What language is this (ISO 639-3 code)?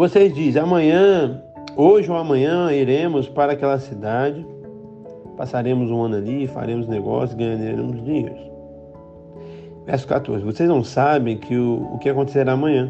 por